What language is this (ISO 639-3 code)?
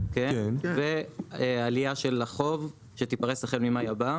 heb